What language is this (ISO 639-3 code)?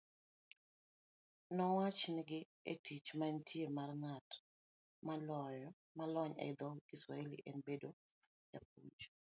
luo